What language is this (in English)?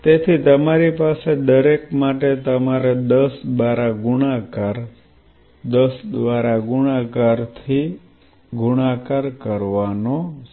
Gujarati